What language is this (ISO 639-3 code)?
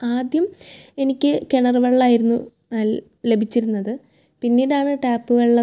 mal